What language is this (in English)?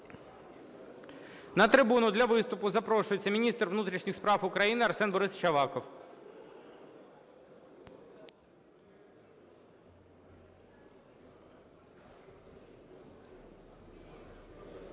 Ukrainian